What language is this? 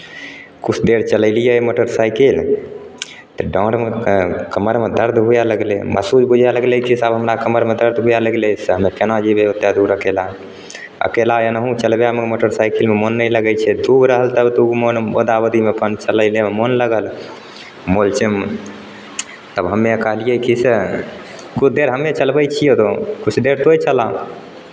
Maithili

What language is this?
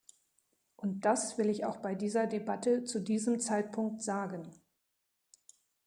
German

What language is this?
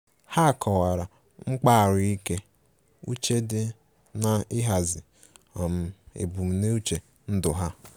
Igbo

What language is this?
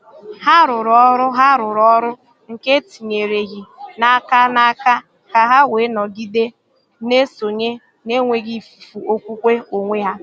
Igbo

